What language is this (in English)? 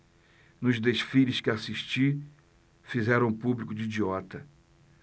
Portuguese